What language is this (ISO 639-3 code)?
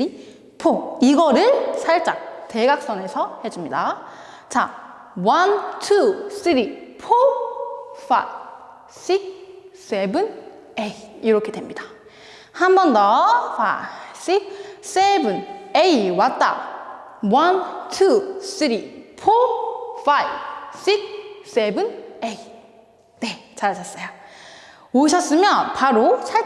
kor